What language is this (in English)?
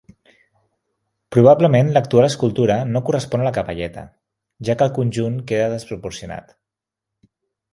Catalan